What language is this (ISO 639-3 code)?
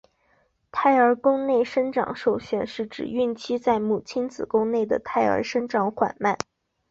zho